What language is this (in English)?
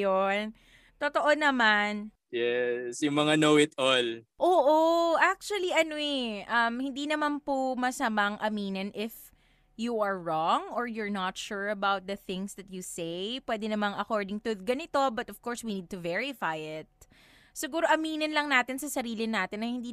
Filipino